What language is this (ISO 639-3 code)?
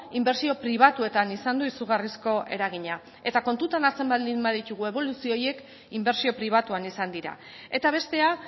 eus